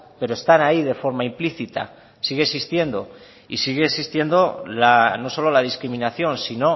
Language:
Spanish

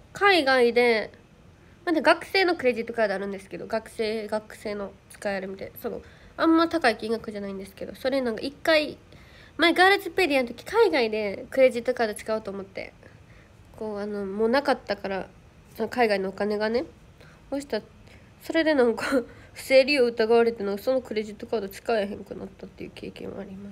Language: Japanese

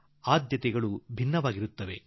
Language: Kannada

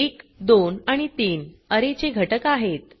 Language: Marathi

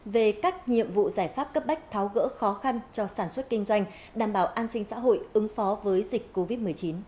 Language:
Vietnamese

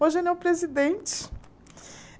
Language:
Portuguese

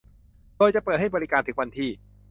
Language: Thai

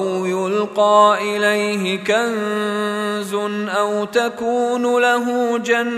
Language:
Arabic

